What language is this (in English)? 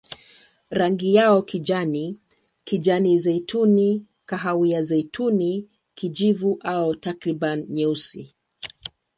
Swahili